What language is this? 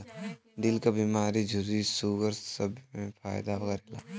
Bhojpuri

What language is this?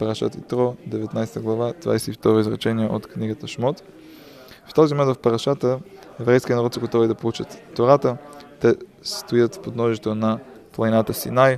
Bulgarian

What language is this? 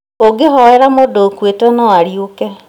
Kikuyu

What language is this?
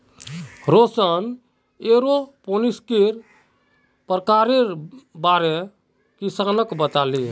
Magahi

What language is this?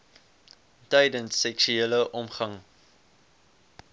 Afrikaans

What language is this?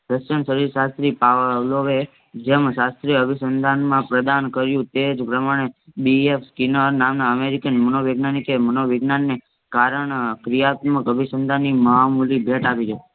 Gujarati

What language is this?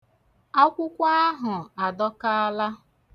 Igbo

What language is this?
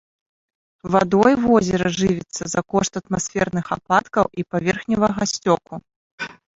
Belarusian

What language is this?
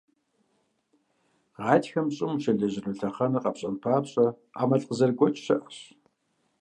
Kabardian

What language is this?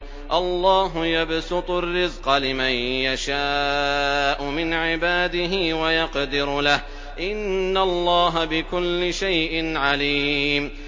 Arabic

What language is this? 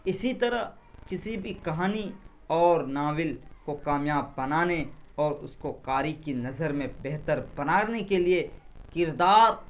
Urdu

